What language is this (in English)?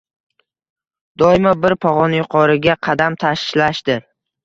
Uzbek